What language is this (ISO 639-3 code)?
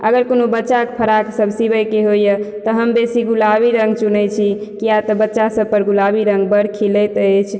mai